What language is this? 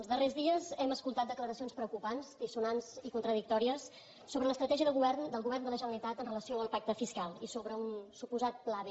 Catalan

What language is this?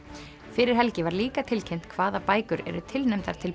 Icelandic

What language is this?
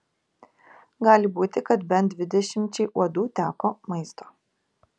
Lithuanian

